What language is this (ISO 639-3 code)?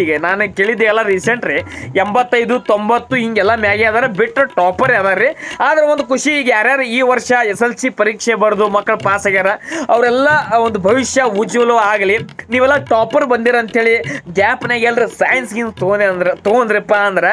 hin